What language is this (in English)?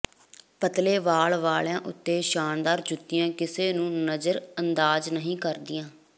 Punjabi